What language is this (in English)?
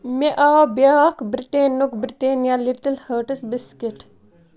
Kashmiri